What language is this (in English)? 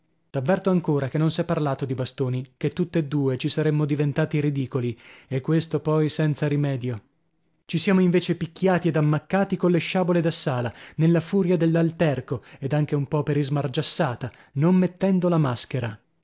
Italian